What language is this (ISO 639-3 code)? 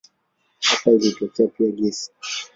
swa